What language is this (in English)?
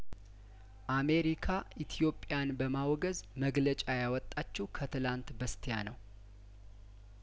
Amharic